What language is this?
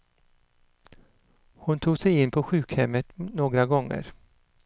Swedish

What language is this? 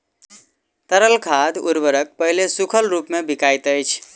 Maithili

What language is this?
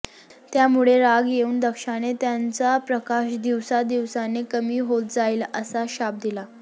Marathi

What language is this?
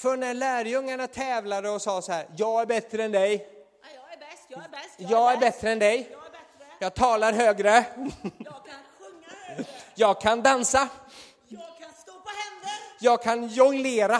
Swedish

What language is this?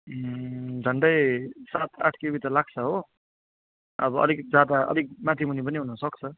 Nepali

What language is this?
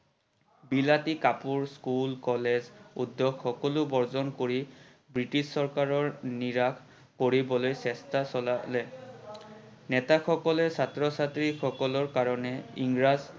Assamese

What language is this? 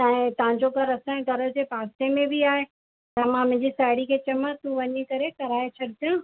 Sindhi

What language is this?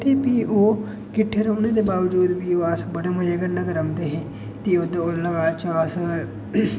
Dogri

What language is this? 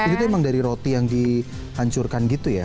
Indonesian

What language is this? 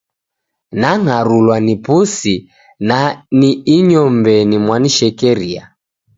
Taita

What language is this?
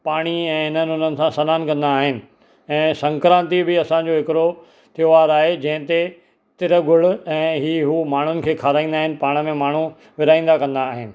Sindhi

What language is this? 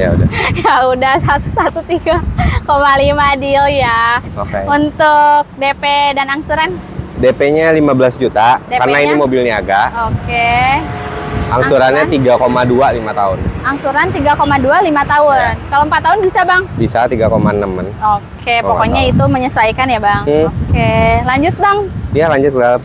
Indonesian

